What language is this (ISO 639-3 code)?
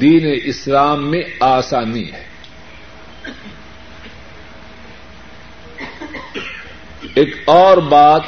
urd